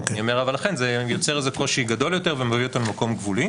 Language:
Hebrew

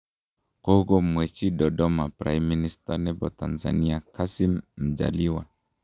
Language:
Kalenjin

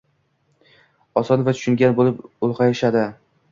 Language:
Uzbek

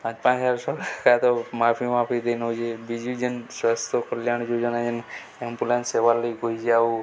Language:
Odia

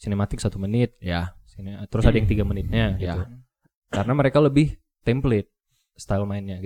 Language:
Indonesian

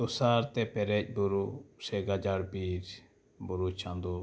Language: Santali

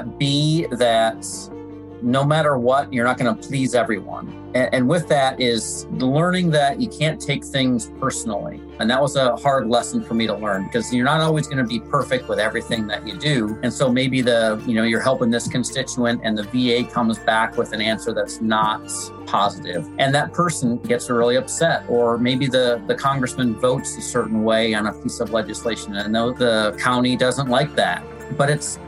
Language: English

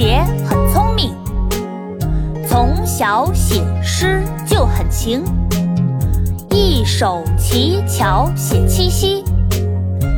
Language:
Chinese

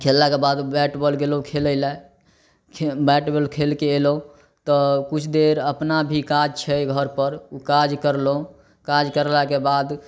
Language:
Maithili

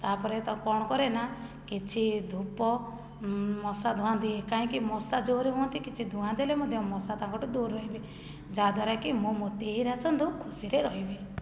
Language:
Odia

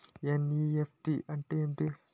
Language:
Telugu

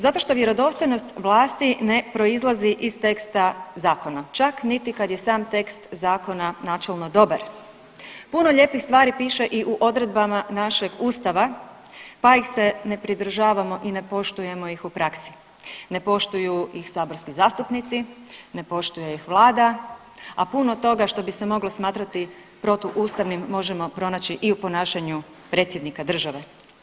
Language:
Croatian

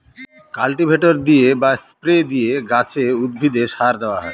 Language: Bangla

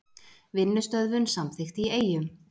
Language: Icelandic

